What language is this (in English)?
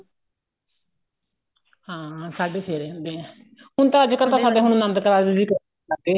Punjabi